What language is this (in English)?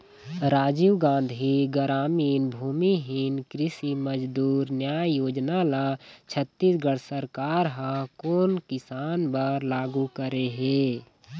Chhattisgarhi